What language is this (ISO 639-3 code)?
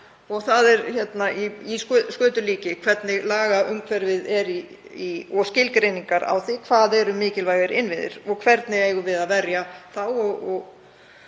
isl